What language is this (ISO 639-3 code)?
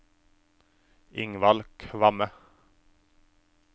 nor